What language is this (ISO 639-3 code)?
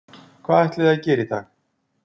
isl